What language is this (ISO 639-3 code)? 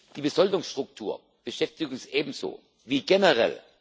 deu